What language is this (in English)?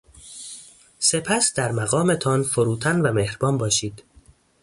Persian